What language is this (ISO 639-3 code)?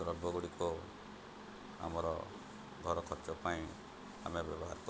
ori